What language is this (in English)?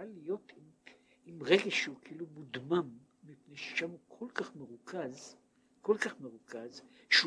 Hebrew